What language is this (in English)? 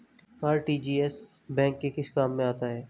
Hindi